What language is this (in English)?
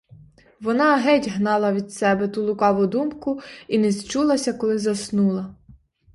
Ukrainian